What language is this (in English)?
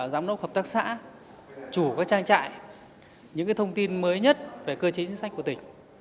Vietnamese